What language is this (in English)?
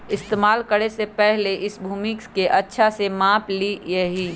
Magahi